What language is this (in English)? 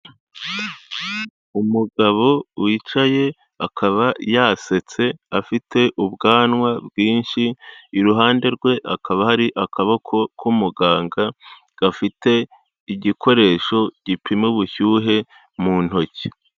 Kinyarwanda